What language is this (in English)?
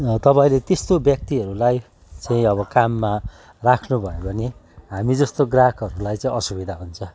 Nepali